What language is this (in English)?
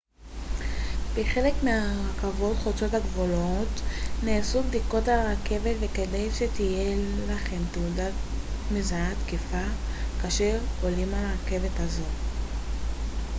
Hebrew